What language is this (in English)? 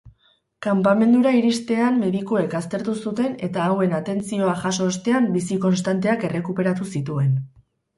Basque